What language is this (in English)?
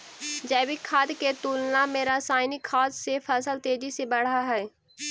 Magahi